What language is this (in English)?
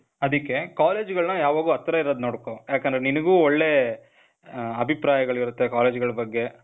Kannada